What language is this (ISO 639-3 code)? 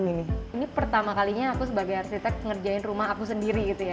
ind